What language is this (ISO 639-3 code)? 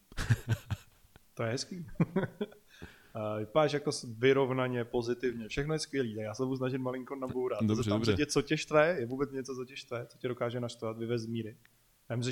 ces